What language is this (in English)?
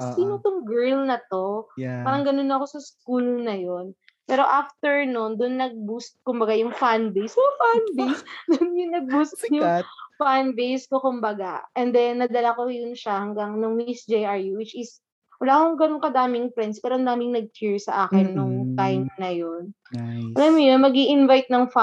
Filipino